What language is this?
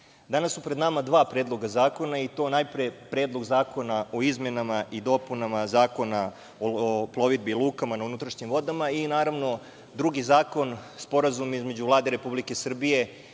Serbian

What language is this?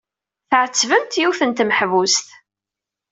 Kabyle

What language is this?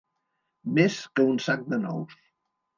Catalan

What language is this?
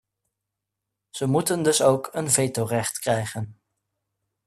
Dutch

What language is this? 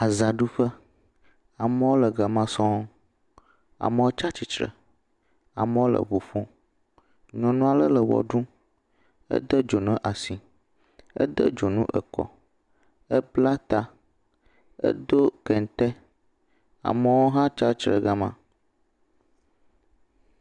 Ewe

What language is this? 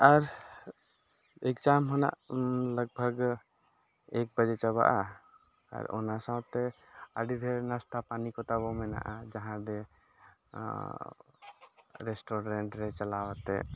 Santali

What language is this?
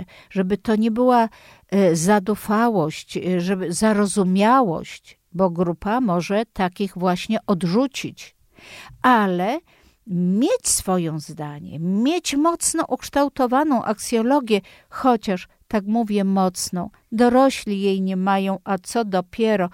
Polish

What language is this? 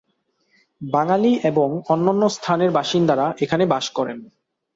Bangla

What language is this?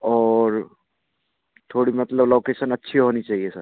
Hindi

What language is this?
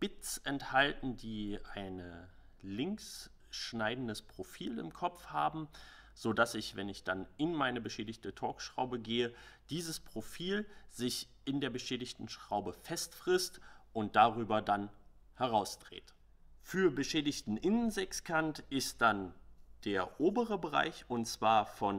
German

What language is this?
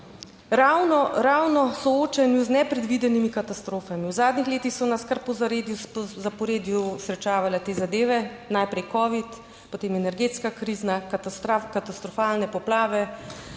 Slovenian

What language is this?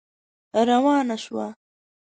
Pashto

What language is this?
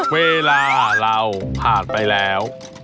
Thai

